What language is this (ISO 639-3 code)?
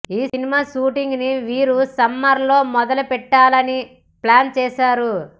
tel